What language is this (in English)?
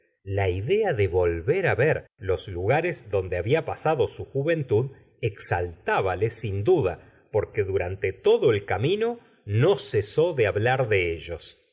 Spanish